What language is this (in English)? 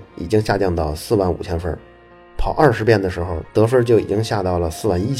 Chinese